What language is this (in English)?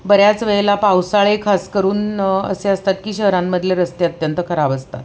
Marathi